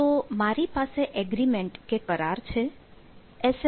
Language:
Gujarati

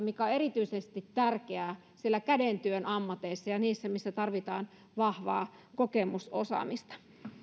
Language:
Finnish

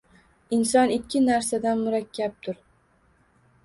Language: Uzbek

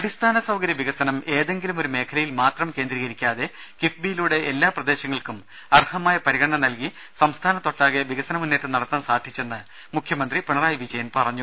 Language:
Malayalam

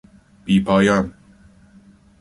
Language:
Persian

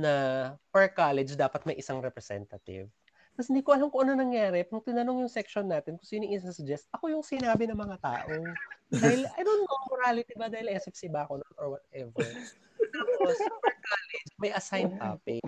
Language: Filipino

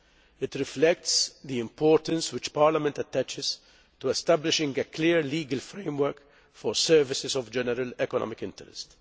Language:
English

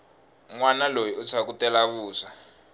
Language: Tsonga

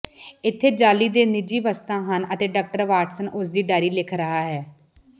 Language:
Punjabi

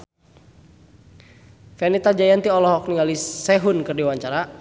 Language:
Sundanese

